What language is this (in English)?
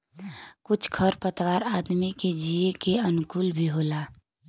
Bhojpuri